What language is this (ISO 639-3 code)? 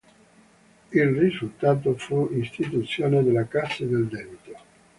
ita